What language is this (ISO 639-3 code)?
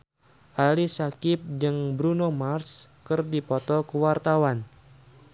sun